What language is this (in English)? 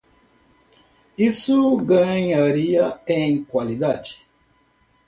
Portuguese